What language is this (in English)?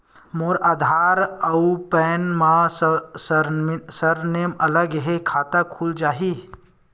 Chhattisgarhi